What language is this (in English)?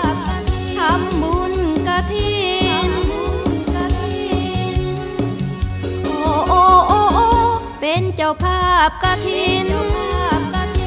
Korean